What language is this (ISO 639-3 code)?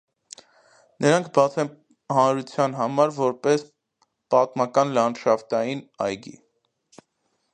hye